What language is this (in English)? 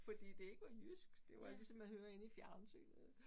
Danish